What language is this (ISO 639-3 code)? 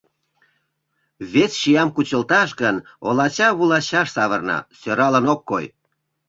chm